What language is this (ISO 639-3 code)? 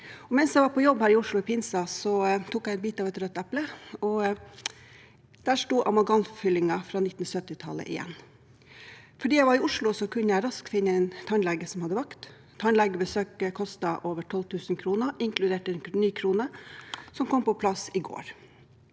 nor